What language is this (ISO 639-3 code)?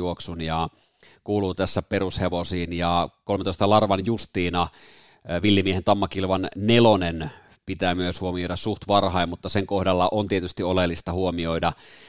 fin